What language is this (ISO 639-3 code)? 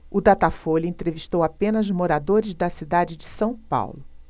por